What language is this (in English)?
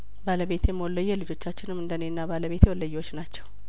Amharic